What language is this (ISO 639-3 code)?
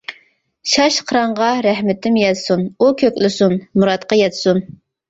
uig